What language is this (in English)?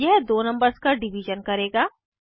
Hindi